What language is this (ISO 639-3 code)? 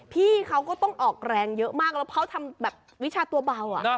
tha